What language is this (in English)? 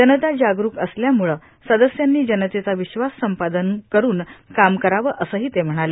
Marathi